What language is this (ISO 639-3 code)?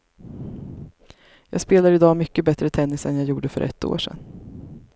swe